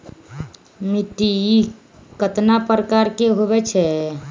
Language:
Magahi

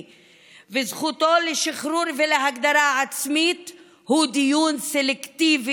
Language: Hebrew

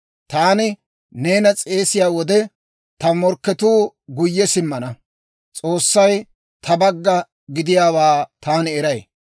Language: Dawro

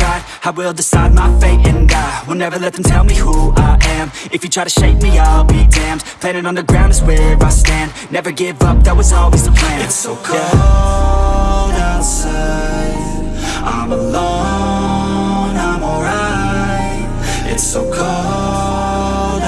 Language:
English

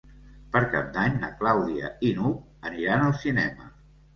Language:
Catalan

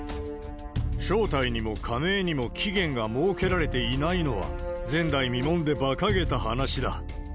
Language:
Japanese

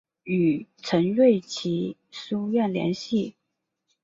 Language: Chinese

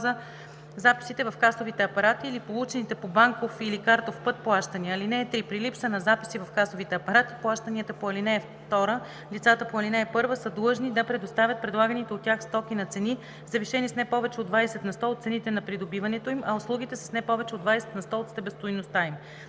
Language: Bulgarian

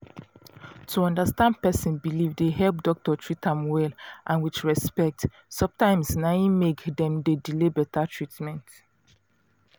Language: Nigerian Pidgin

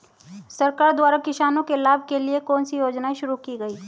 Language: Hindi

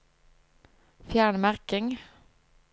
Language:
Norwegian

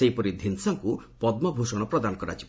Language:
Odia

